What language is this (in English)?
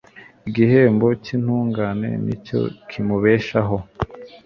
Kinyarwanda